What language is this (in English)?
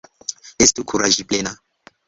Esperanto